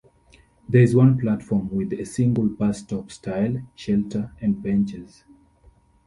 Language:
English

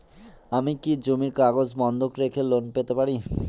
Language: Bangla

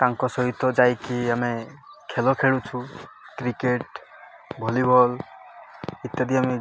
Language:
Odia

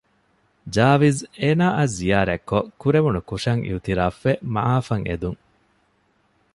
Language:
Divehi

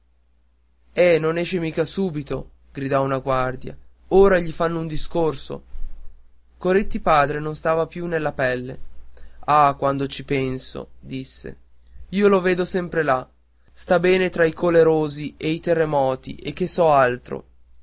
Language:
Italian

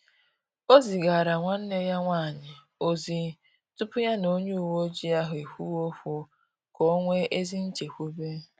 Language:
Igbo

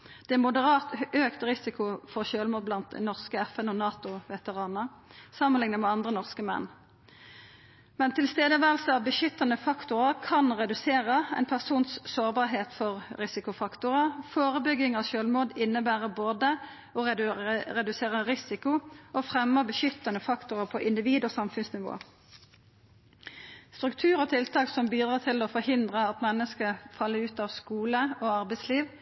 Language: Norwegian Nynorsk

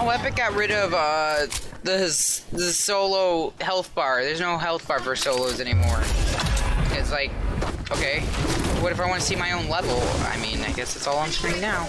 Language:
English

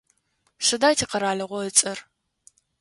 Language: Adyghe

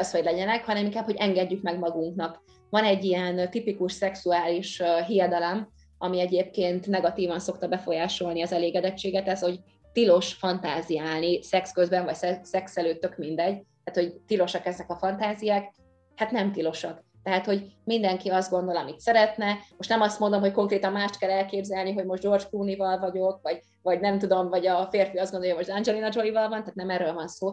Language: Hungarian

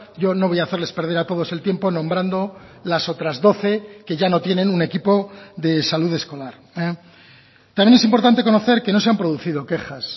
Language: Spanish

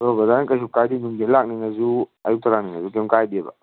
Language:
Manipuri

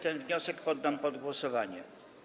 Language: Polish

